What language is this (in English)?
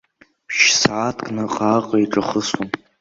Abkhazian